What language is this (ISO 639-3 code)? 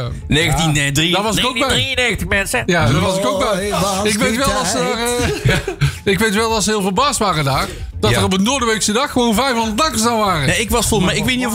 nld